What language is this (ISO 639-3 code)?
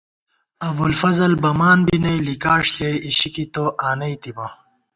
gwt